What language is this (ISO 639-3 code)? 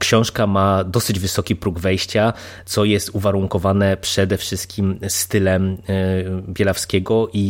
pol